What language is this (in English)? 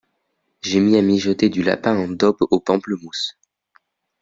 French